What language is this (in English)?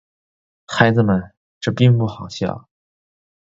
Chinese